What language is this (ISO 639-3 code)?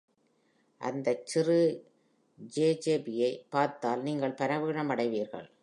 tam